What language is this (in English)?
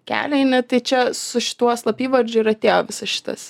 Lithuanian